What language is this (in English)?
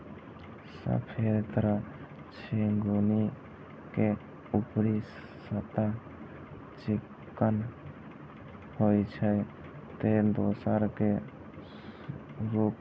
Maithili